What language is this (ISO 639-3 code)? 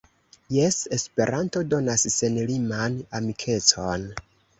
epo